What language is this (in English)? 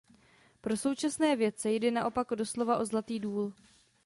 Czech